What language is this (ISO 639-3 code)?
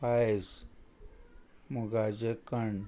kok